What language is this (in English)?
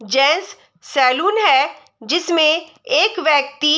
Hindi